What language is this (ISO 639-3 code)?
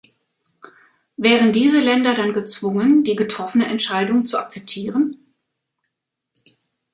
deu